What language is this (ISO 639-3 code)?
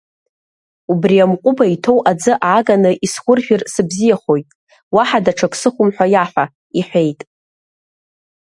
abk